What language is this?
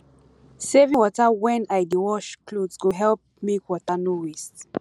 Nigerian Pidgin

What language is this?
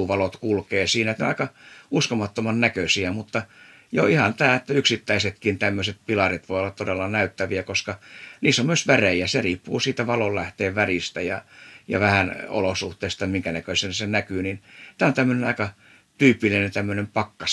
Finnish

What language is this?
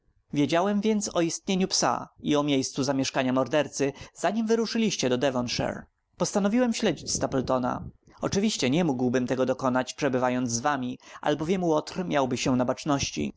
Polish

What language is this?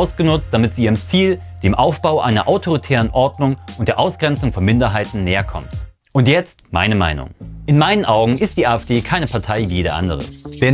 German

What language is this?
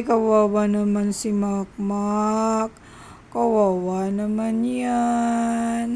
Filipino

